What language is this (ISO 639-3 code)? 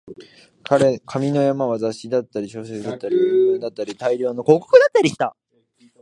jpn